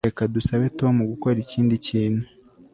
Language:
Kinyarwanda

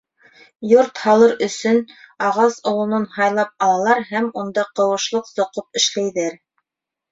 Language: Bashkir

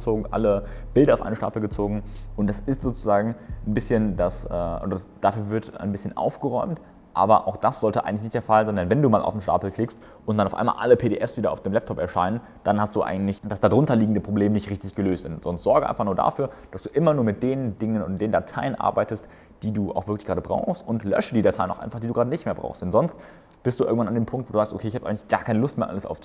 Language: German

